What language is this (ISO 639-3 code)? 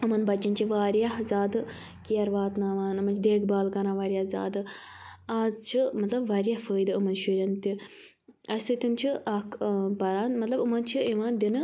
kas